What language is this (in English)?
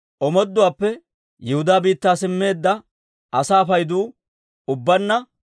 Dawro